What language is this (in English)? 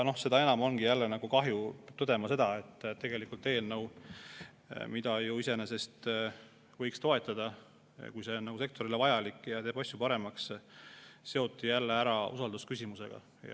Estonian